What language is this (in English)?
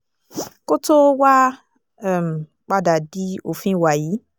Yoruba